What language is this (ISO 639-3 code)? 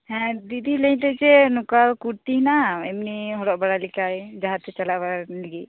sat